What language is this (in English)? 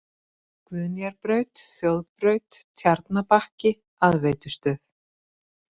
Icelandic